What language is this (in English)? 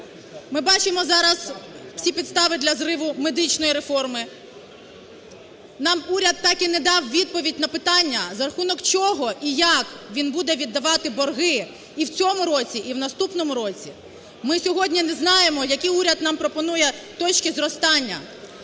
Ukrainian